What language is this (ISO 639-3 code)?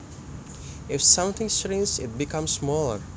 jav